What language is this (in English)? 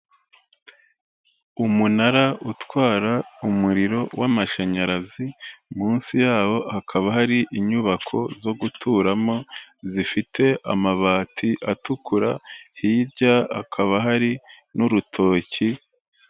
Kinyarwanda